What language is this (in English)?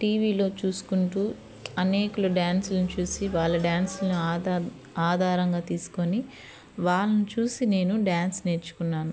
Telugu